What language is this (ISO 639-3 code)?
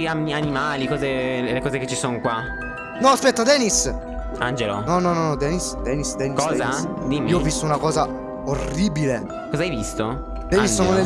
ita